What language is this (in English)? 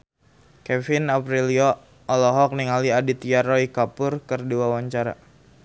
Sundanese